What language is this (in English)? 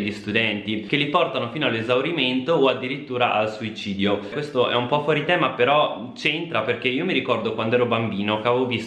Italian